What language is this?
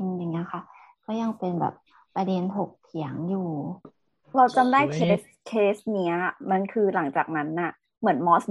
Thai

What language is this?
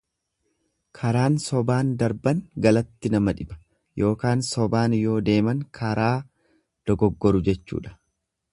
Oromo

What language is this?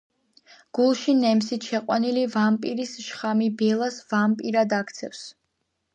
Georgian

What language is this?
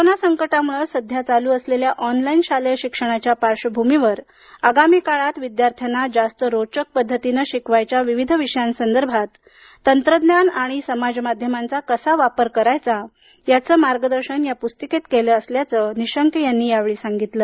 Marathi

